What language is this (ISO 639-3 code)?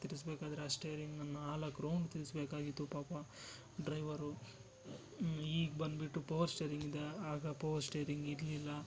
kan